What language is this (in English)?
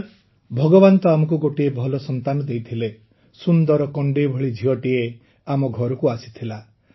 Odia